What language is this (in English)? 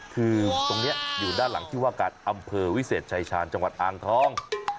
Thai